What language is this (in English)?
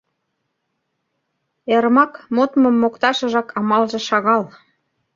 Mari